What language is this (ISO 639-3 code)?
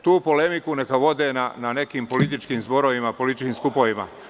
srp